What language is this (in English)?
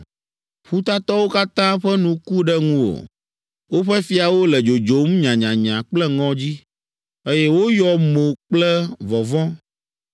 Ewe